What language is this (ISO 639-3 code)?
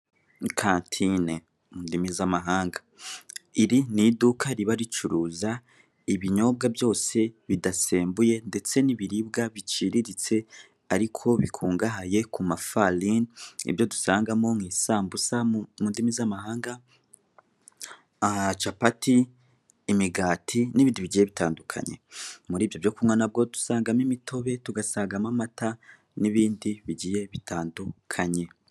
kin